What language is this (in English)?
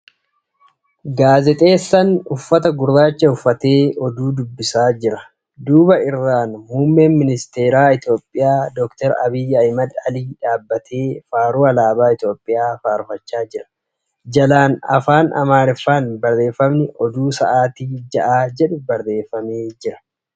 Oromo